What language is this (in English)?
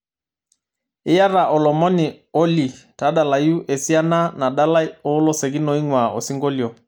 Masai